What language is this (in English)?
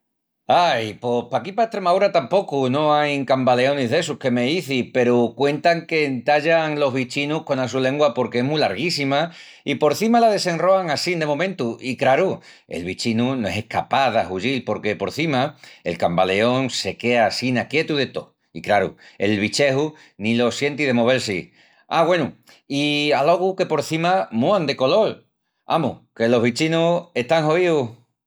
Extremaduran